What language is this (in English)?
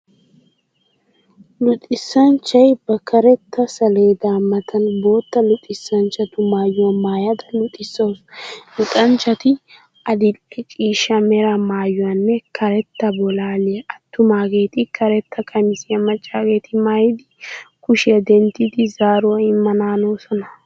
Wolaytta